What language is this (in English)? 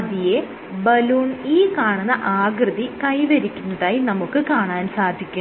Malayalam